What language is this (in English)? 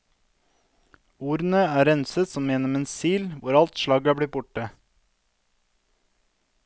Norwegian